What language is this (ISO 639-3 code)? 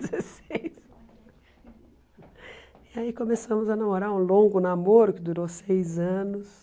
por